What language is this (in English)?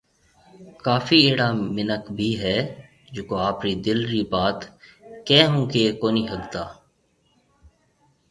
Marwari (Pakistan)